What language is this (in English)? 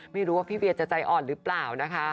Thai